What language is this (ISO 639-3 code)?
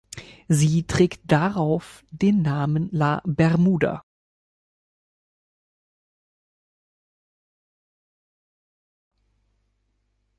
deu